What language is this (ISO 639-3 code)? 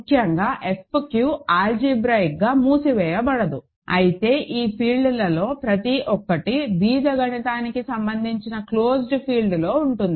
tel